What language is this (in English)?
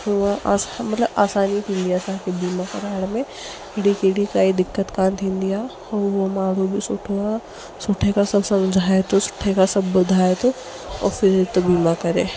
Sindhi